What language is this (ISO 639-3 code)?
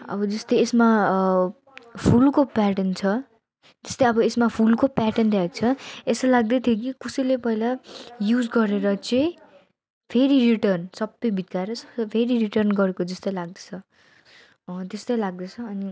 nep